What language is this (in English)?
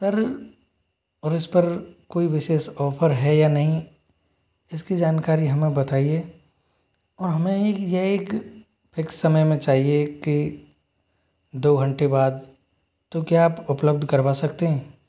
Hindi